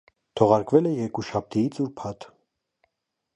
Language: Armenian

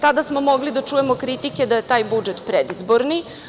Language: Serbian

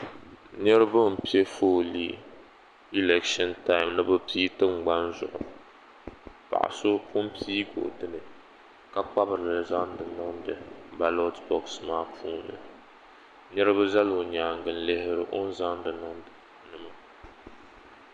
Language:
Dagbani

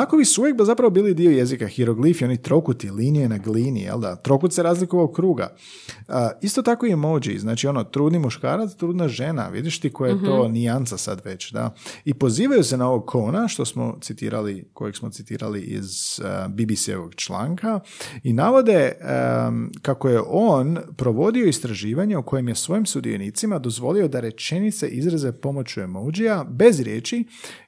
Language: Croatian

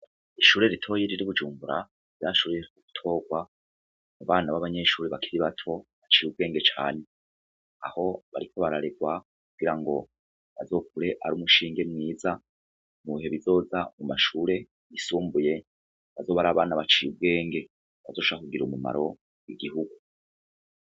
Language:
Rundi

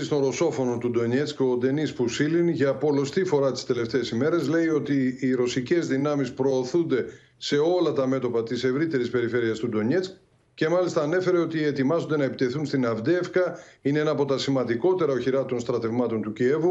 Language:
Greek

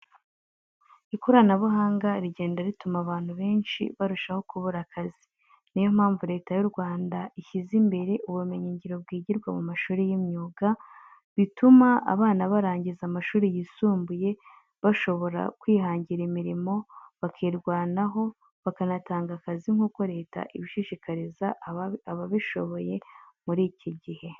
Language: Kinyarwanda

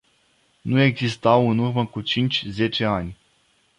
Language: Romanian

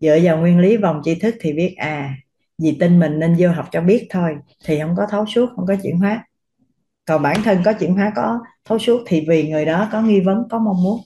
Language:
Vietnamese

